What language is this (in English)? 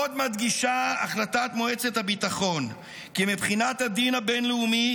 Hebrew